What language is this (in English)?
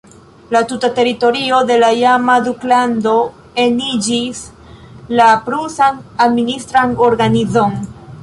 Esperanto